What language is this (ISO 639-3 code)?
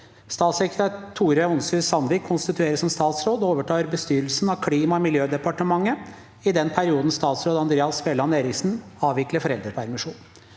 nor